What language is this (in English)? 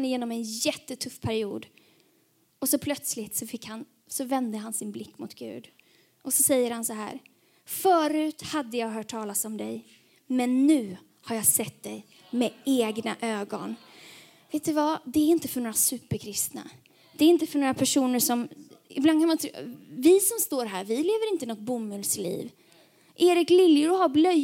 Swedish